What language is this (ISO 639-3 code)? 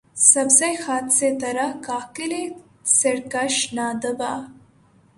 urd